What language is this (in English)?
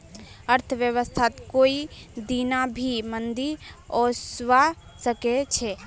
Magahi